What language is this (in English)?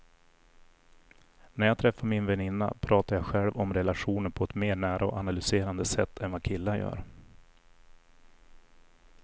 Swedish